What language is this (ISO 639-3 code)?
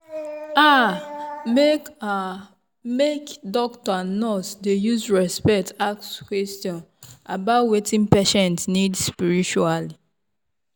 pcm